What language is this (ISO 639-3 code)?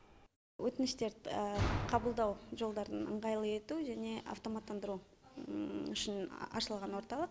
kaz